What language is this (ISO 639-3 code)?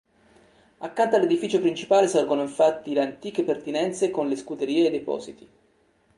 ita